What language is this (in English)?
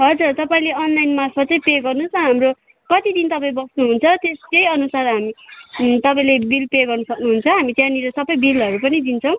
Nepali